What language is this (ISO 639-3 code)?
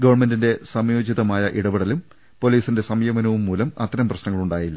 mal